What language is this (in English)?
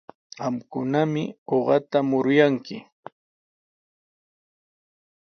Sihuas Ancash Quechua